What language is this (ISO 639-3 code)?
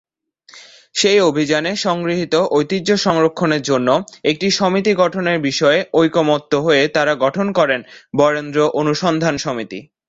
ben